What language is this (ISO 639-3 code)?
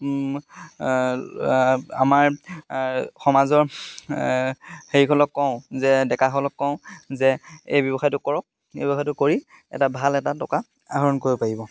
asm